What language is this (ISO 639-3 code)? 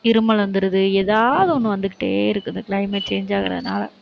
tam